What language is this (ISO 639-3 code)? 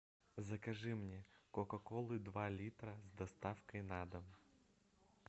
rus